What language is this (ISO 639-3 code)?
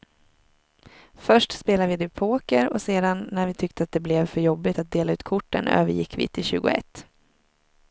swe